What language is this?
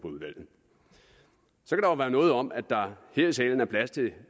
Danish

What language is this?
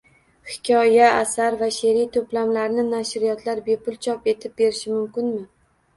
Uzbek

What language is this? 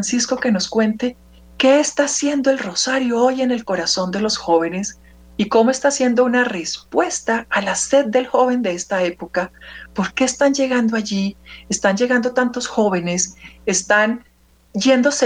Spanish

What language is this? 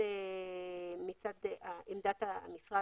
Hebrew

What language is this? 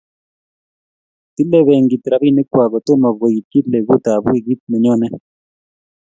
Kalenjin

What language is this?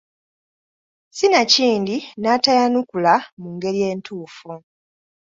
Ganda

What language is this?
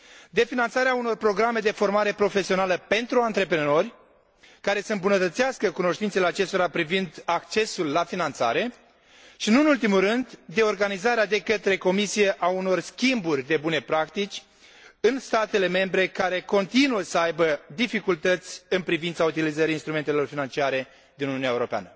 Romanian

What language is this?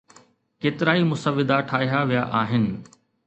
Sindhi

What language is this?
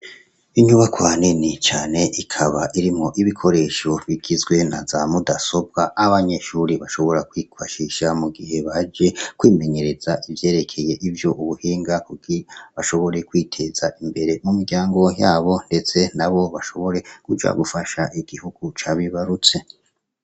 Rundi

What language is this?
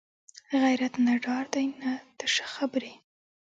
Pashto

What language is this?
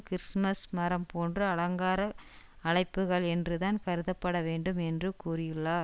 Tamil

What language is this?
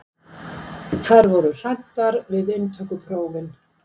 Icelandic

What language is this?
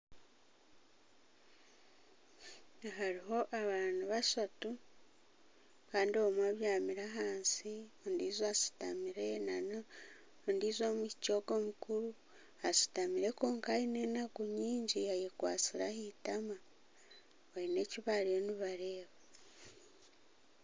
Nyankole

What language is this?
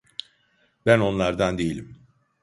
Turkish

